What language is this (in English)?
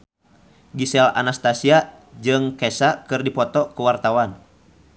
Sundanese